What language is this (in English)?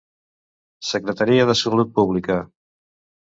Catalan